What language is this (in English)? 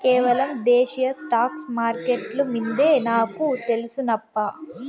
Telugu